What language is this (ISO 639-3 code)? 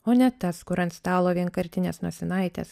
lit